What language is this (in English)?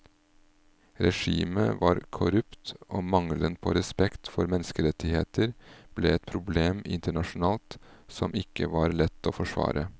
Norwegian